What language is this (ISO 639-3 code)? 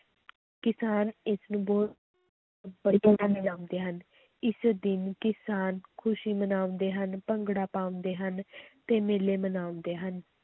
pan